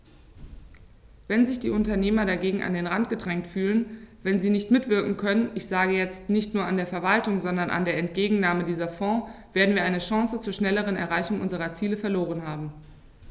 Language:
German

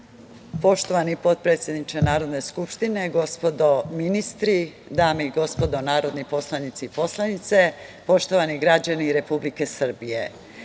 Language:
Serbian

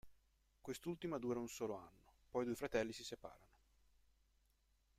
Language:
Italian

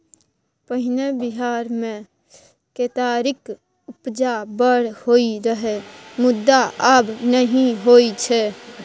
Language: Maithili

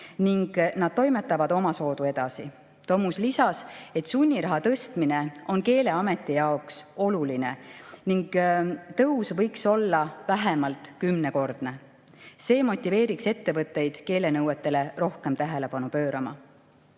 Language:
Estonian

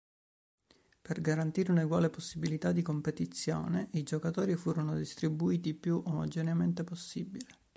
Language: Italian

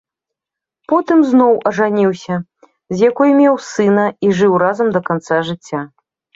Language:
Belarusian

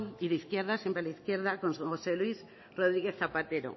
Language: Spanish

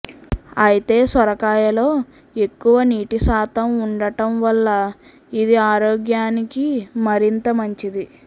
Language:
Telugu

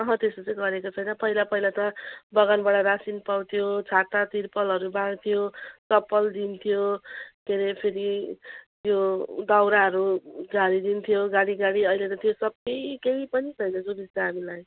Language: Nepali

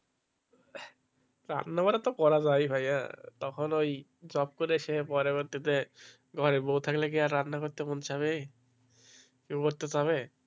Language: Bangla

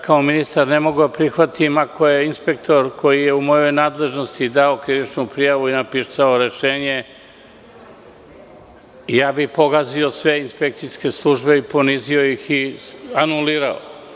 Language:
Serbian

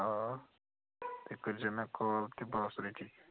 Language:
Kashmiri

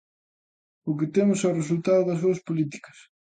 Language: Galician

